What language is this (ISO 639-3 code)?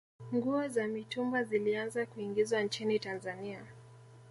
swa